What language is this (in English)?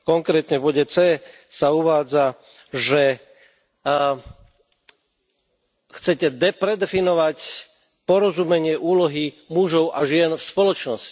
Slovak